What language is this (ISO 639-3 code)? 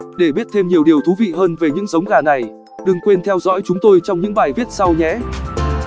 vie